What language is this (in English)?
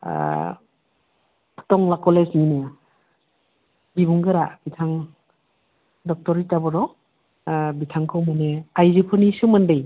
Bodo